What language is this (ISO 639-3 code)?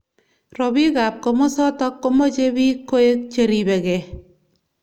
kln